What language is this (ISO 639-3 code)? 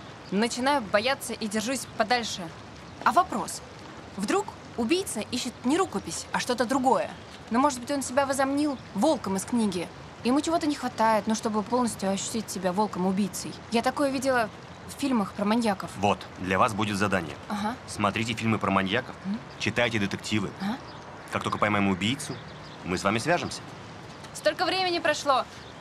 rus